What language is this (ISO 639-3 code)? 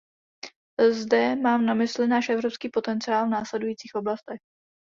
ces